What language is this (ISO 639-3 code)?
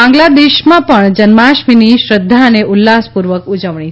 guj